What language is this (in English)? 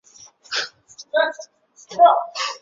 Chinese